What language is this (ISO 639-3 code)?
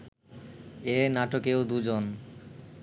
ben